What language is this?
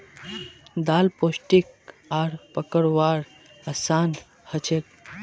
Magahi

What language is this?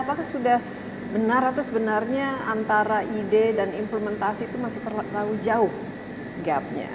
Indonesian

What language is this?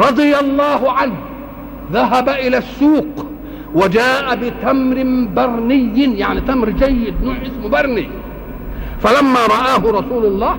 Arabic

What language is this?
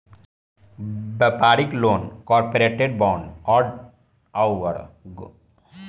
Bhojpuri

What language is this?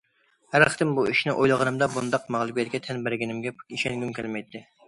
Uyghur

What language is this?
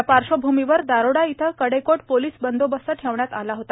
Marathi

